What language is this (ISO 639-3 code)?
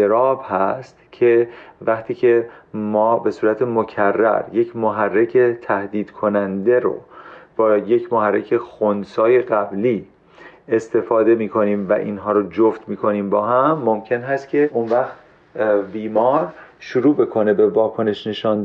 fas